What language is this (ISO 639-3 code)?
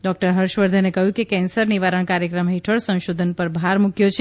guj